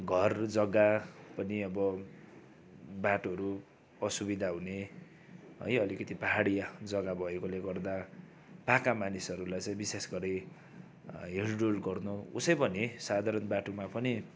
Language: Nepali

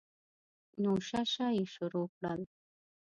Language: Pashto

